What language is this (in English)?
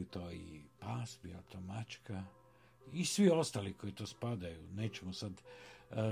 Croatian